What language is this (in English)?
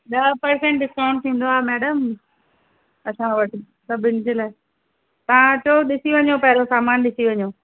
Sindhi